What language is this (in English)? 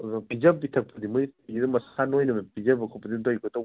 Manipuri